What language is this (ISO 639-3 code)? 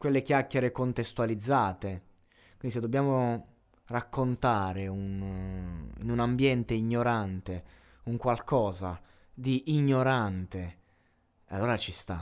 ita